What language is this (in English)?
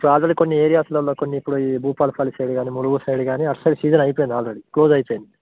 Telugu